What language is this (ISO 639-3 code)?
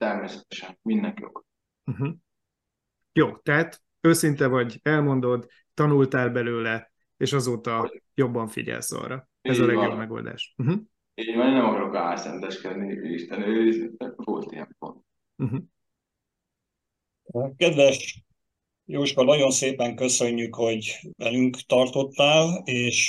hun